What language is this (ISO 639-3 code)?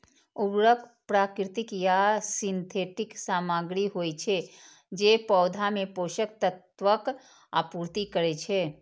mai